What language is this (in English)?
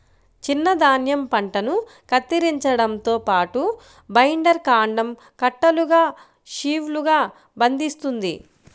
Telugu